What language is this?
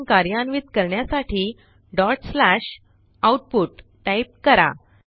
Marathi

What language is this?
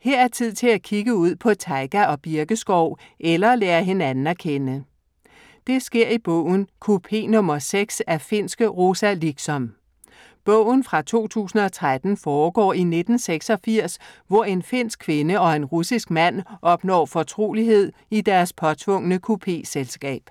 Danish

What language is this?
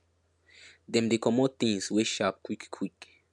Nigerian Pidgin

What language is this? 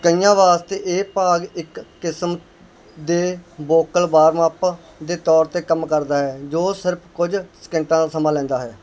Punjabi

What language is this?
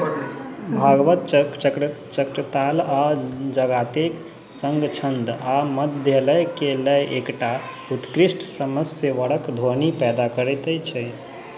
Maithili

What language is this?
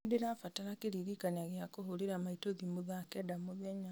Kikuyu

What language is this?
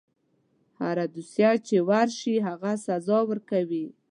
Pashto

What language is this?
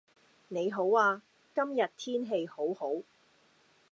Cantonese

